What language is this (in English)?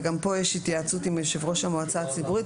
Hebrew